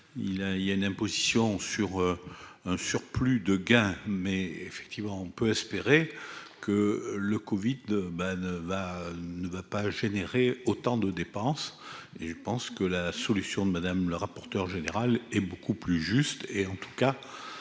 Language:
French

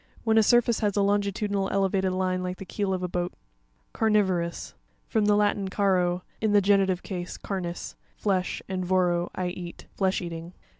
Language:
English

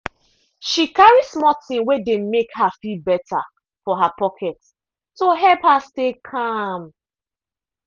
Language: Nigerian Pidgin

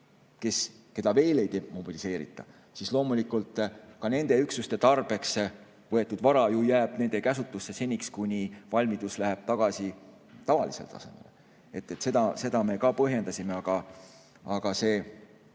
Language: Estonian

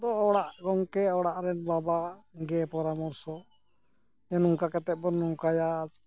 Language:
Santali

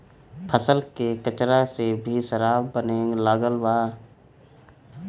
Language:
Bhojpuri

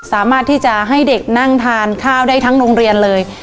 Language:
Thai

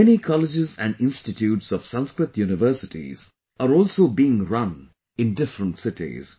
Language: English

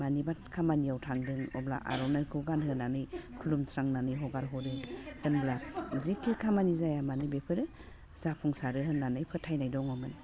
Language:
Bodo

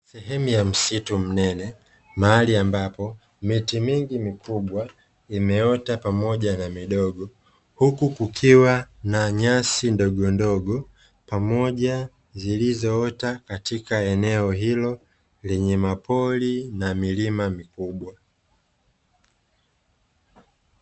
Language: Swahili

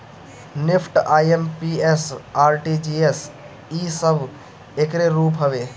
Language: Bhojpuri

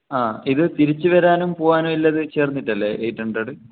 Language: Malayalam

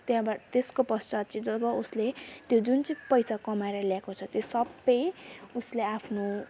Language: Nepali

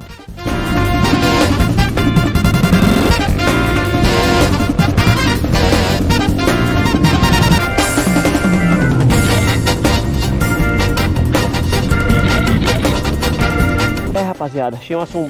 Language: Portuguese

